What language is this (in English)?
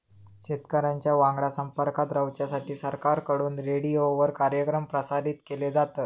Marathi